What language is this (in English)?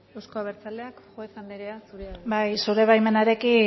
Basque